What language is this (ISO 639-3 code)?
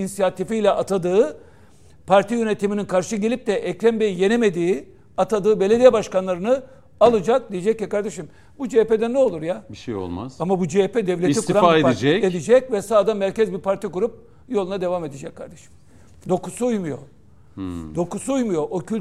tur